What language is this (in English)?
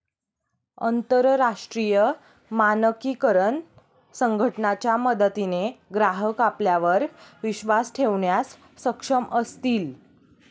Marathi